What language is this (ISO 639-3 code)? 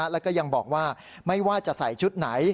tha